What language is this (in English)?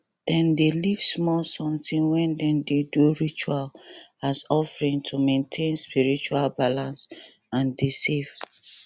Nigerian Pidgin